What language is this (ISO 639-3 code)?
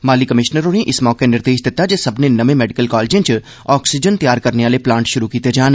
doi